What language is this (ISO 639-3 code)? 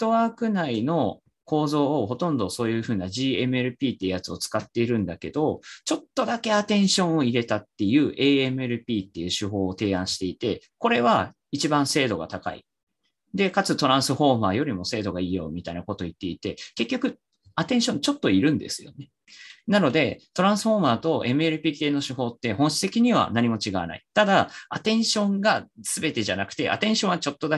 jpn